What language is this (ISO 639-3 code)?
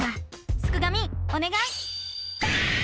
jpn